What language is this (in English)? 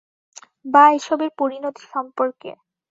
Bangla